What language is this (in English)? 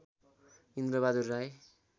Nepali